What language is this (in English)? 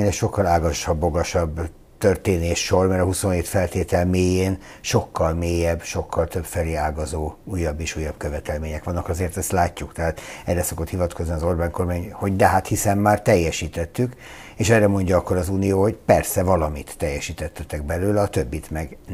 Hungarian